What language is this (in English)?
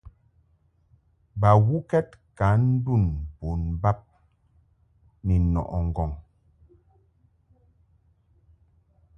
Mungaka